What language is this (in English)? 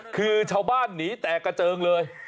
Thai